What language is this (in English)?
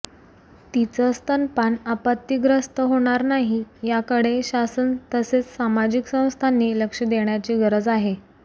Marathi